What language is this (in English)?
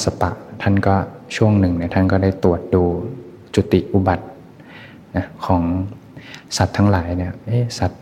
Thai